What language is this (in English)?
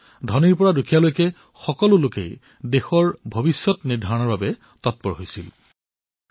Assamese